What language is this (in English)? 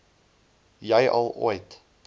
Afrikaans